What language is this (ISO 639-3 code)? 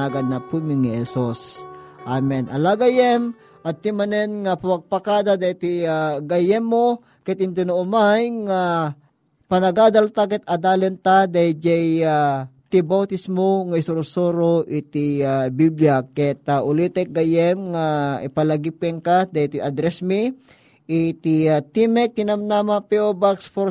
fil